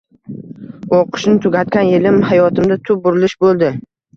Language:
Uzbek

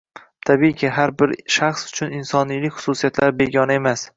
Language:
Uzbek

